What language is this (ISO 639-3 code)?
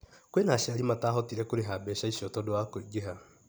kik